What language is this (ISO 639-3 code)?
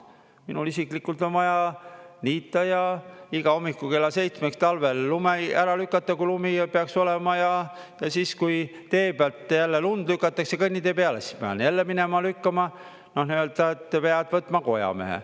est